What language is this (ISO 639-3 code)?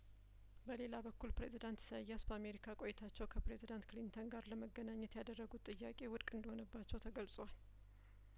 amh